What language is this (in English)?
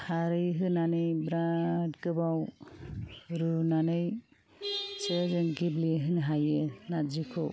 Bodo